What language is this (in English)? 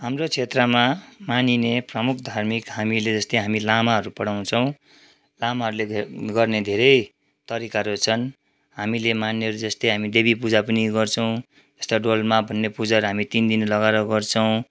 Nepali